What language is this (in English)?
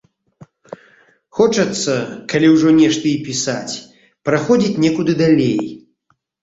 Belarusian